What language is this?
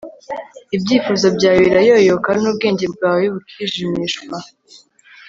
Kinyarwanda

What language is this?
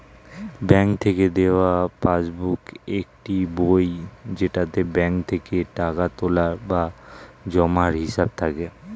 Bangla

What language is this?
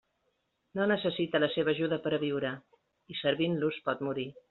Catalan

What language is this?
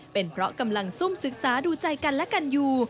Thai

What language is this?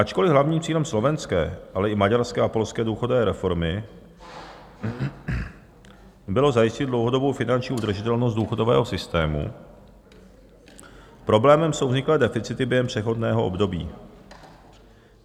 Czech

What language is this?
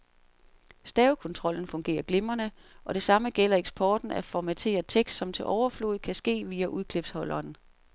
Danish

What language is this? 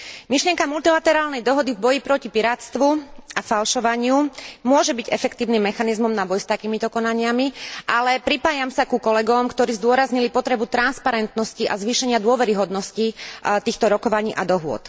Slovak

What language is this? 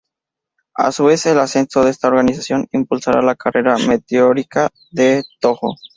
Spanish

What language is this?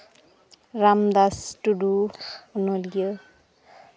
Santali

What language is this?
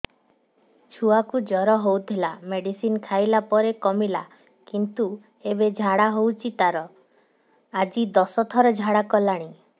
Odia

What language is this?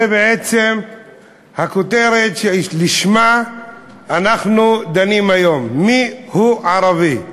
Hebrew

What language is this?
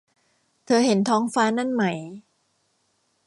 Thai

